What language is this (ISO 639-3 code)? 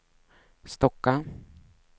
swe